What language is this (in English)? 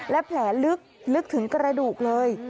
Thai